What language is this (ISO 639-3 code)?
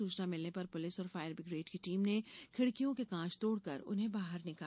hin